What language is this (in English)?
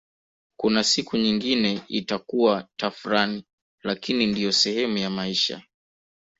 Swahili